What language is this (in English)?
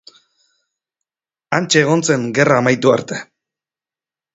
Basque